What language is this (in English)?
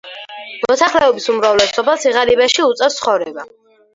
Georgian